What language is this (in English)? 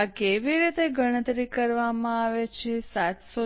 Gujarati